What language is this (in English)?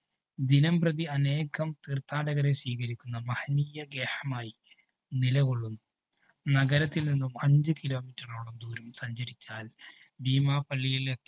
Malayalam